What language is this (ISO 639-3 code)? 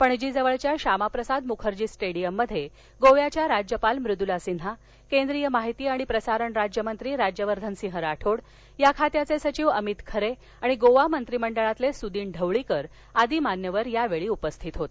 mar